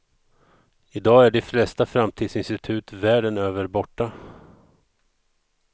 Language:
Swedish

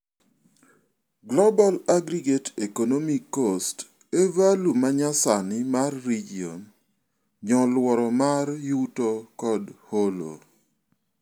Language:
Luo (Kenya and Tanzania)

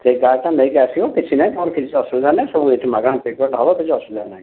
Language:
Odia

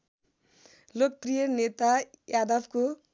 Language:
Nepali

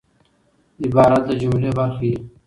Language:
Pashto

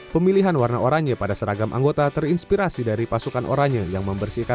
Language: Indonesian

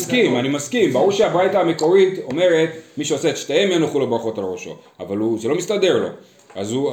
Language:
Hebrew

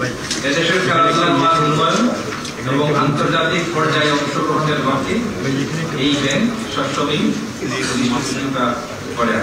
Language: Romanian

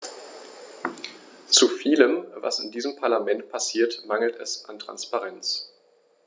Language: German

